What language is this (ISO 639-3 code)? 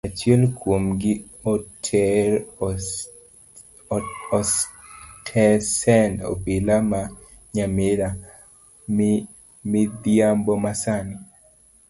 luo